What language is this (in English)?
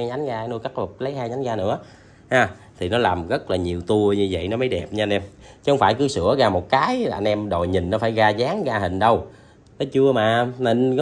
Vietnamese